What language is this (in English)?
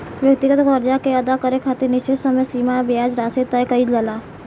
Bhojpuri